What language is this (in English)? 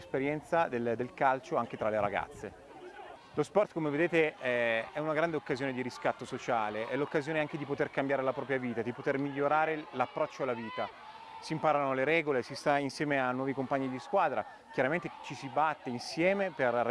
Italian